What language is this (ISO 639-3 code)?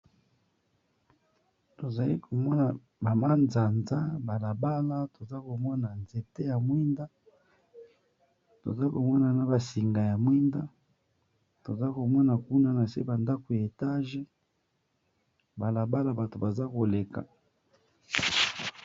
lin